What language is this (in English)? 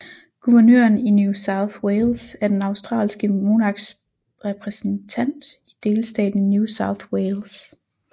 Danish